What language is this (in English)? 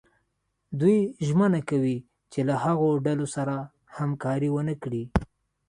Pashto